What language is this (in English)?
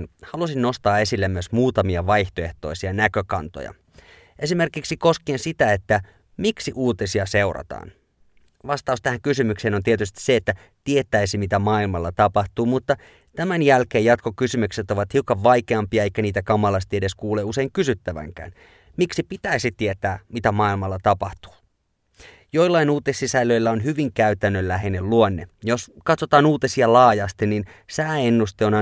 Finnish